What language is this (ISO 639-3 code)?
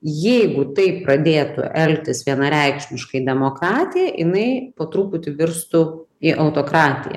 lit